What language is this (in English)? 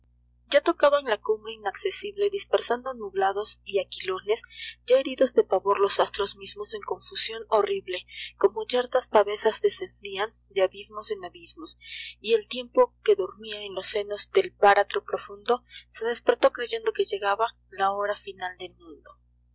Spanish